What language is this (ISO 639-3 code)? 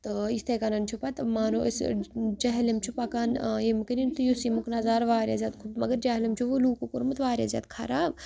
kas